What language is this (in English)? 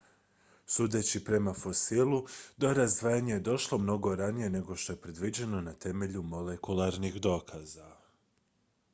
Croatian